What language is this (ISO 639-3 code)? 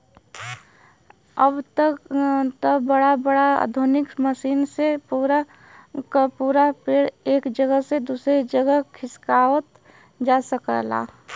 bho